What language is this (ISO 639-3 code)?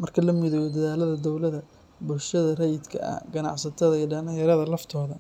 som